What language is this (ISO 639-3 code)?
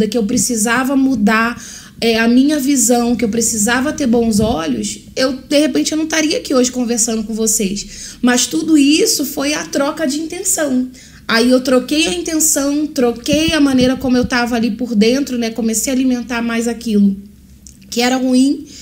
por